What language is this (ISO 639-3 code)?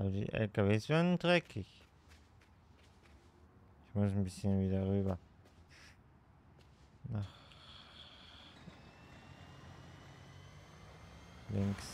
deu